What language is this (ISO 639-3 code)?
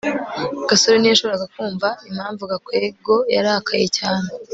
kin